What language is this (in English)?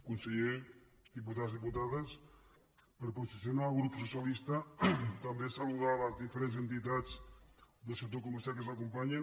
Catalan